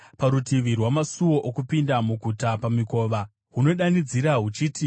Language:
Shona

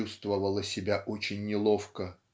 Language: Russian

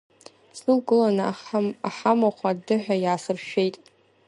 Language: Abkhazian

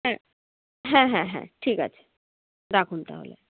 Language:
Bangla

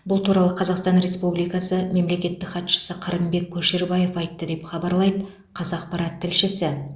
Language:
Kazakh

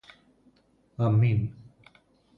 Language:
Greek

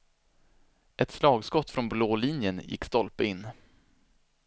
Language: Swedish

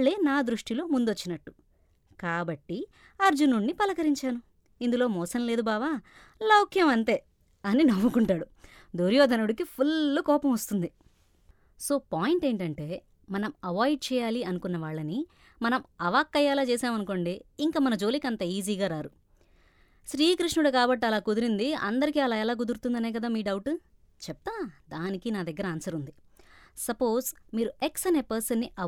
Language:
Telugu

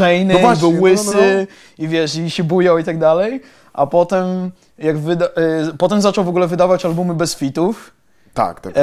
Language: Polish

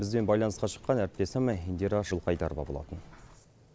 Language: Kazakh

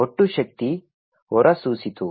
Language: Kannada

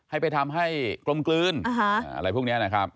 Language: Thai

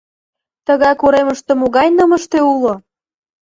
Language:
Mari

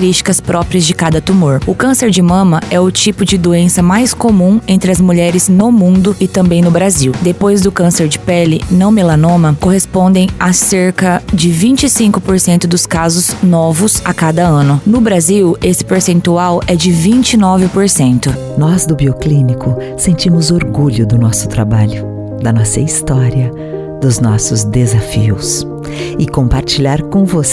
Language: Portuguese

